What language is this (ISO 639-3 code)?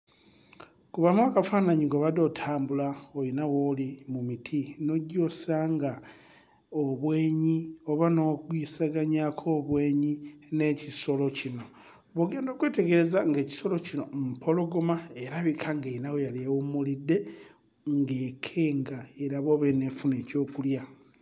lug